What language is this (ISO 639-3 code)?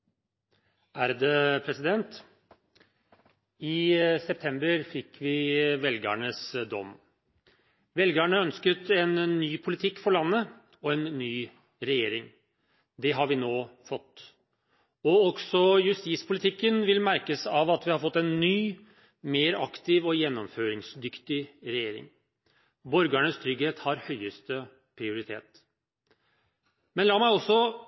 nor